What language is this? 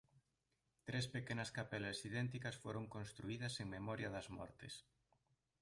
Galician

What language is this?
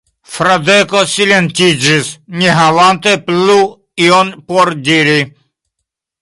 Esperanto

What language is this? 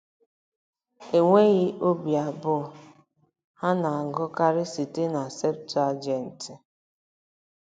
Igbo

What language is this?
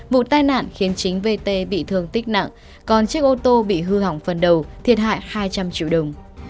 Vietnamese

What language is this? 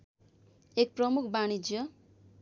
Nepali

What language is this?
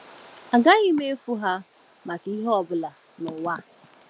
Igbo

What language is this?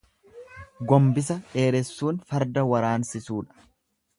Oromo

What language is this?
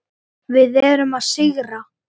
Icelandic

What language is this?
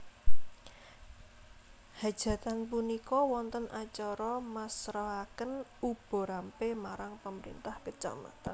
Javanese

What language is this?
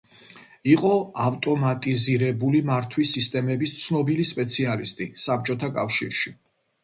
Georgian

